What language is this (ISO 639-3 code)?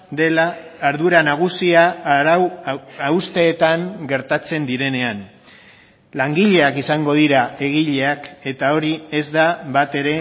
eus